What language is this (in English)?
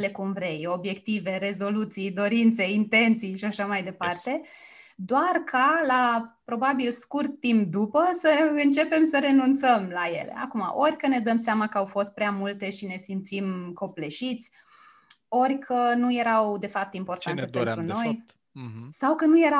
Romanian